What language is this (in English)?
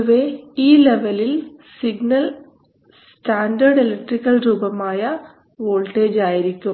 Malayalam